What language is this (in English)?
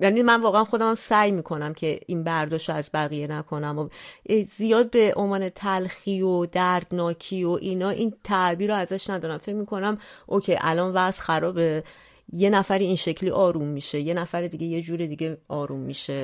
Persian